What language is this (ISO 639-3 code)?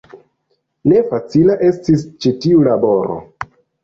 epo